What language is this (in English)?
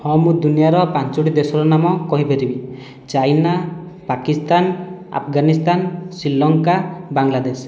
Odia